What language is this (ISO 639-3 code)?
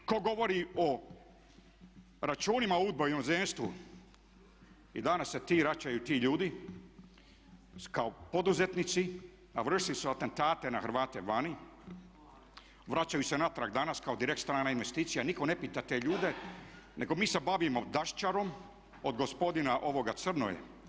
hrv